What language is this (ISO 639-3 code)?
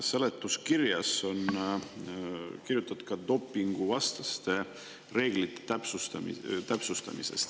est